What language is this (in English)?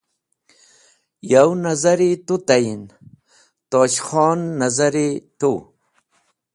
Wakhi